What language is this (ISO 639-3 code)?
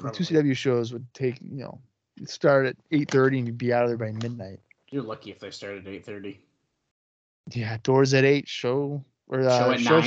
eng